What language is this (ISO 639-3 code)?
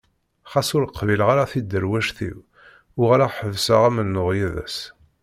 kab